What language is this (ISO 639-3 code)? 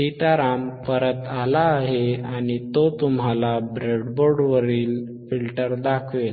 mar